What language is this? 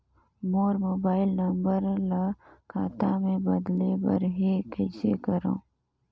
Chhattisgarhi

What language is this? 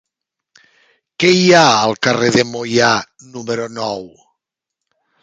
Catalan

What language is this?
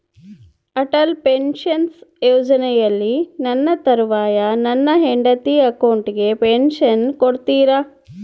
Kannada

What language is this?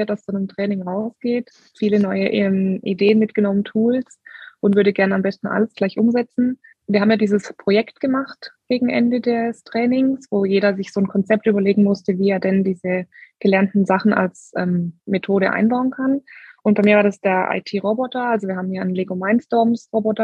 German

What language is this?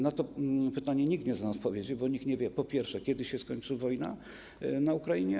Polish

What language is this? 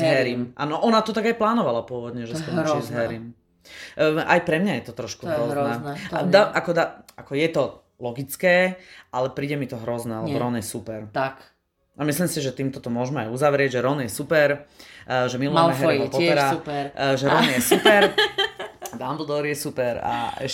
Slovak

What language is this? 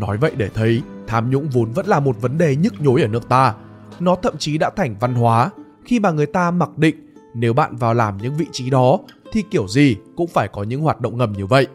Vietnamese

